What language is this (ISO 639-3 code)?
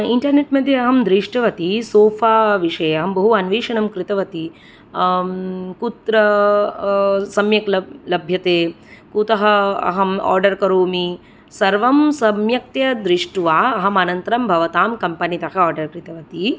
san